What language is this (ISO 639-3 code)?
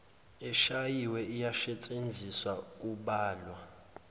zul